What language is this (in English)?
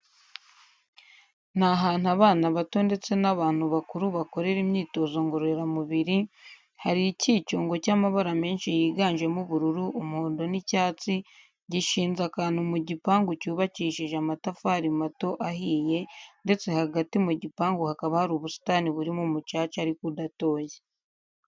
Kinyarwanda